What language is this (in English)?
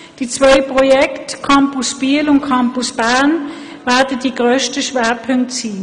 Swiss German